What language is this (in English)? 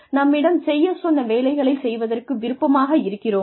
Tamil